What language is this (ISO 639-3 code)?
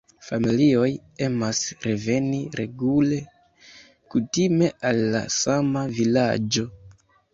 epo